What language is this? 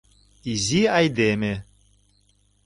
Mari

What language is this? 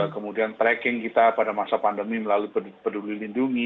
Indonesian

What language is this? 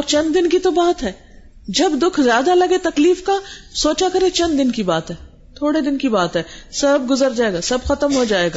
Urdu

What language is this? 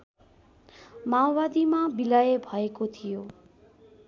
Nepali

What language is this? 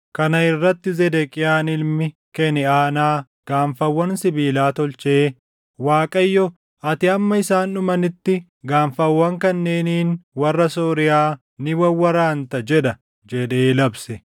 Oromo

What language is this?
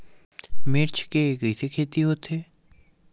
Chhattisgarhi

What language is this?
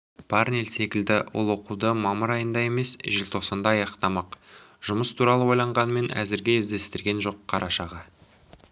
Kazakh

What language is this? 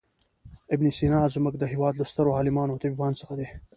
Pashto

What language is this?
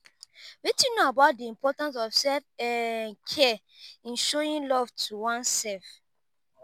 Nigerian Pidgin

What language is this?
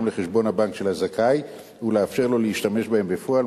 Hebrew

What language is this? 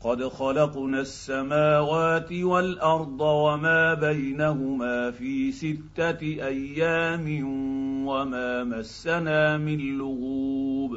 Arabic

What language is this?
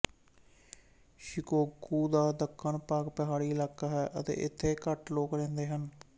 Punjabi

